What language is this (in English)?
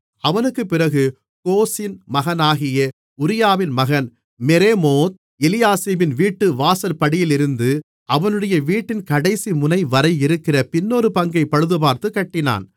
Tamil